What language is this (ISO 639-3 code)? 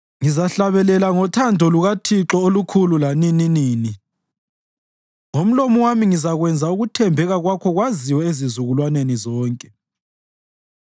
nde